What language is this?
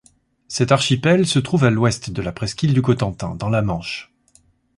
French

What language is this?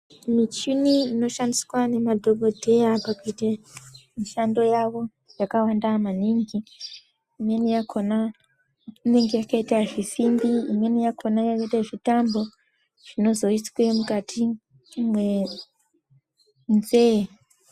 Ndau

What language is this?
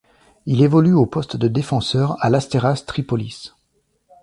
French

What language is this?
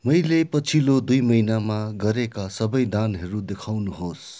Nepali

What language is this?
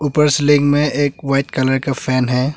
Hindi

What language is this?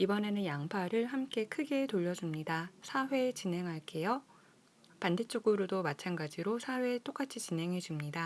Korean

